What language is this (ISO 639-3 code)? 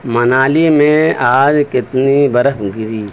urd